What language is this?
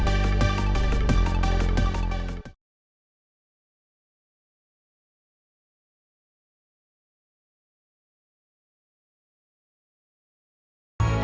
Indonesian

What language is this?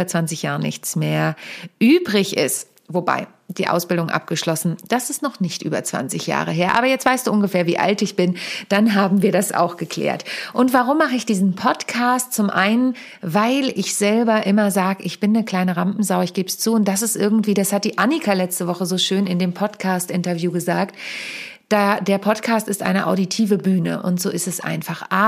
German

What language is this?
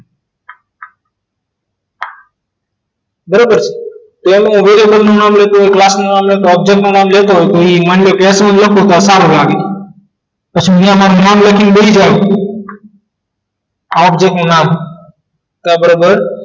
Gujarati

